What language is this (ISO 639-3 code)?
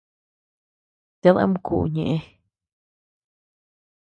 cux